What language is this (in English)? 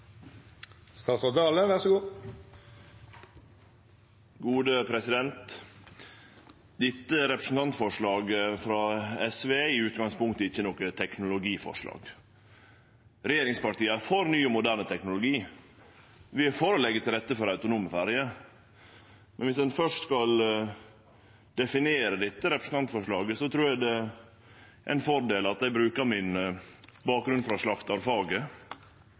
Norwegian Nynorsk